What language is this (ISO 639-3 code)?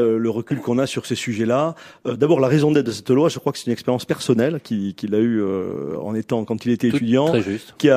fra